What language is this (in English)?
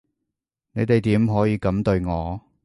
Cantonese